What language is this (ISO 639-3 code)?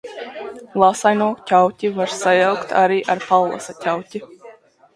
lav